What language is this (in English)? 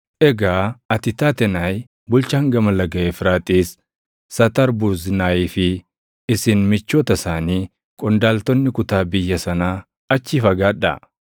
Oromo